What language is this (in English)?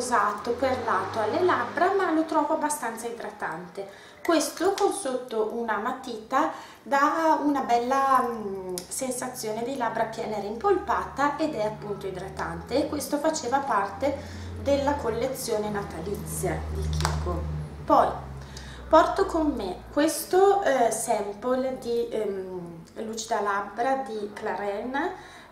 Italian